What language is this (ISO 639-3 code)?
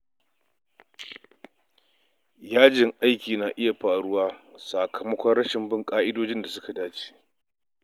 hau